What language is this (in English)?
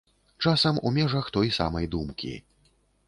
Belarusian